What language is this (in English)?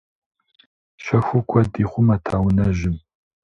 Kabardian